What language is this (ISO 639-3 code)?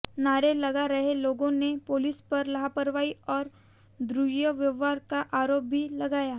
hin